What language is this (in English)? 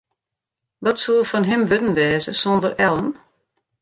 Western Frisian